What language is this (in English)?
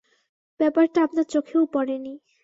Bangla